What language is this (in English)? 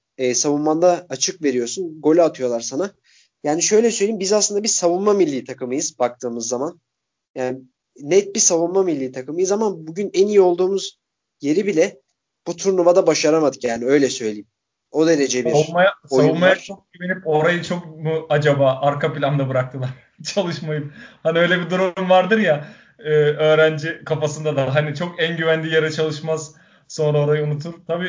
Turkish